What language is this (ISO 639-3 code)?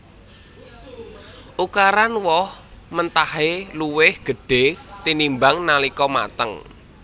jav